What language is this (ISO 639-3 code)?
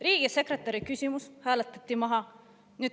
est